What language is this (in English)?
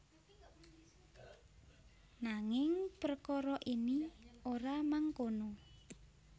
Javanese